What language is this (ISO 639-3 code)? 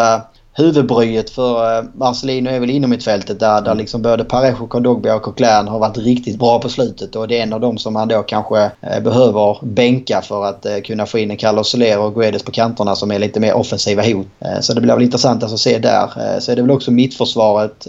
swe